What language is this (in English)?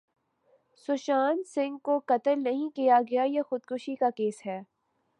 Urdu